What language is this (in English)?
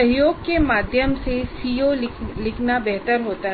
Hindi